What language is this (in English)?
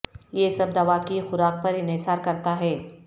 Urdu